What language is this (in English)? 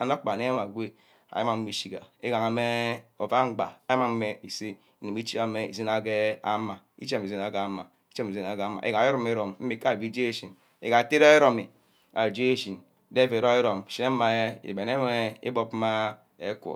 Ubaghara